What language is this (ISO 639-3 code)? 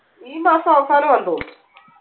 mal